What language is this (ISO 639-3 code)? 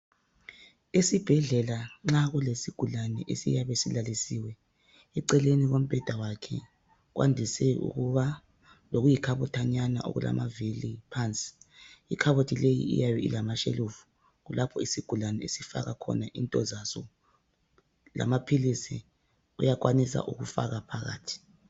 nde